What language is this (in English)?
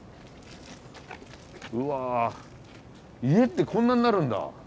Japanese